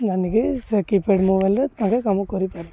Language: Odia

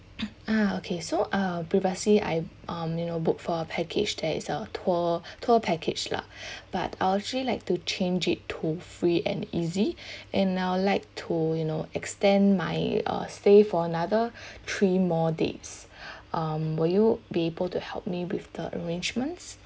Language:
English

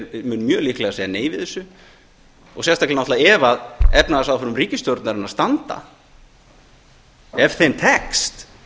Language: Icelandic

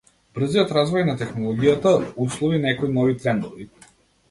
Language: Macedonian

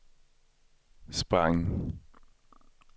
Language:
Swedish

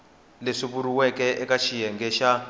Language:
Tsonga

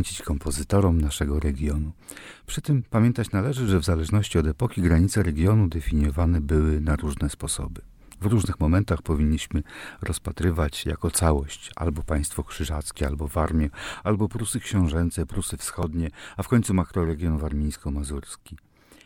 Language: Polish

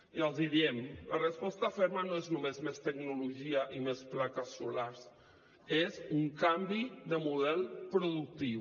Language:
Catalan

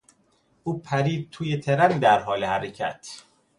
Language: Persian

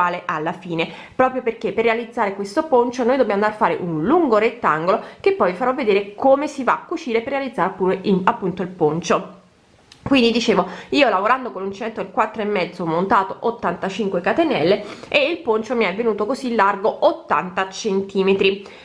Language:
Italian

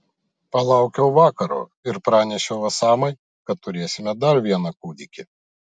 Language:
Lithuanian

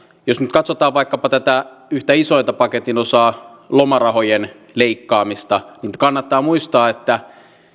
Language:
Finnish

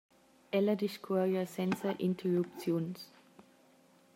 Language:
Romansh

